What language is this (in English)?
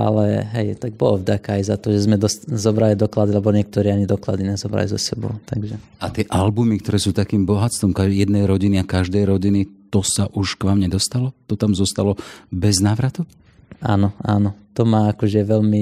Slovak